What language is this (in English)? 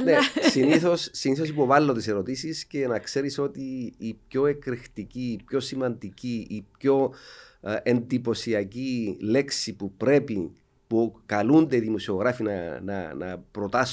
Greek